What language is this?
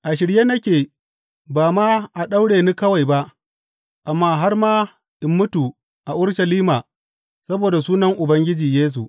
Hausa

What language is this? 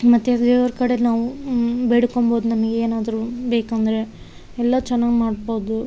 Kannada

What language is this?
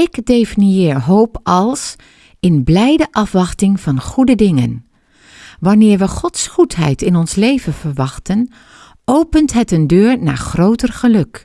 Dutch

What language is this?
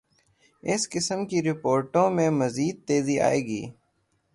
Urdu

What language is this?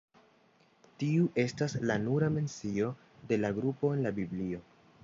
Esperanto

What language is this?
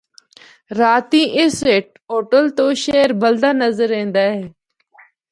Northern Hindko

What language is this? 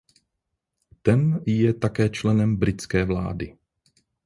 Czech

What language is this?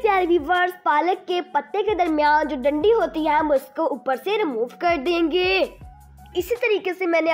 Hindi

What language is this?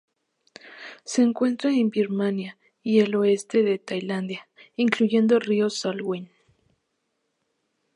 Spanish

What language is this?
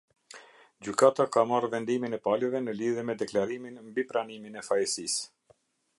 Albanian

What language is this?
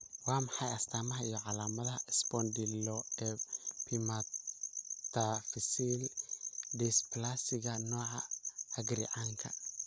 Somali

